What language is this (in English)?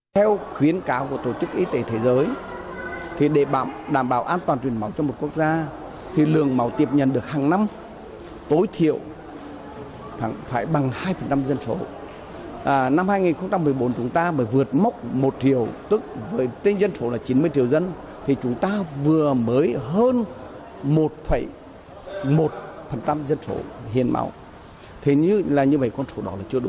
Vietnamese